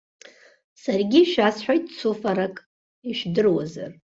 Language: Abkhazian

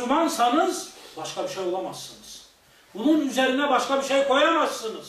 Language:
Turkish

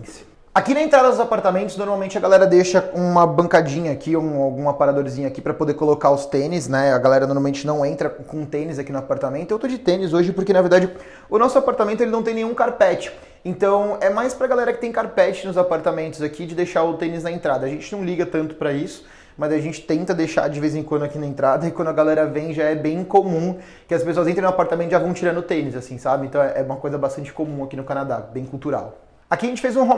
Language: Portuguese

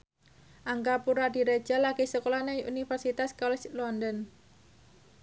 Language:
Javanese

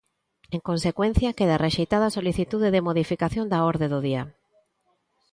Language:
Galician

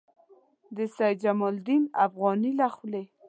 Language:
Pashto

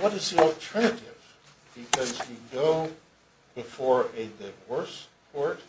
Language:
English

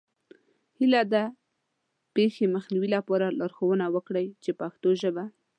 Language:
Pashto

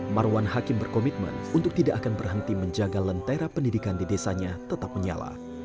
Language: Indonesian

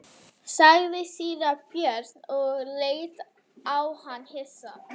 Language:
Icelandic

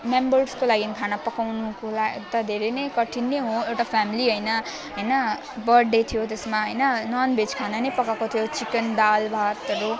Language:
Nepali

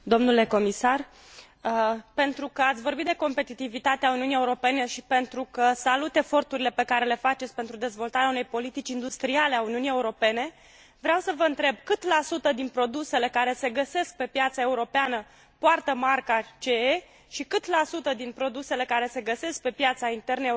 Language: Romanian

